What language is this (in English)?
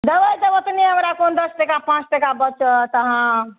Maithili